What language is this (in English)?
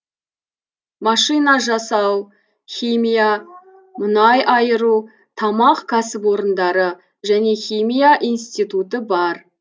Kazakh